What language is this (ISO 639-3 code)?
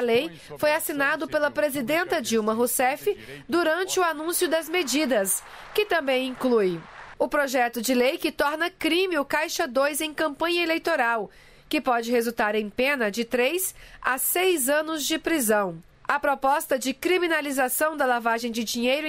por